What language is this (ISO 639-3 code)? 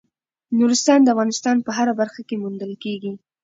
pus